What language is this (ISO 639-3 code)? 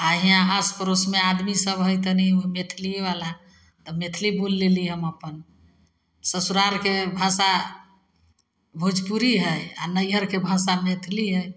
mai